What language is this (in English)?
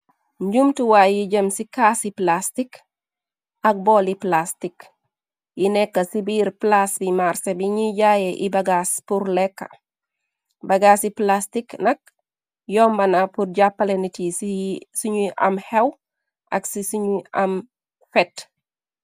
Wolof